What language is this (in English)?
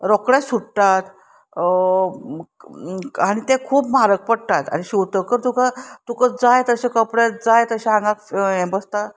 Konkani